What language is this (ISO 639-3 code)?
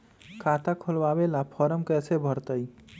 mag